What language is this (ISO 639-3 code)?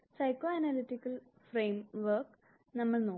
mal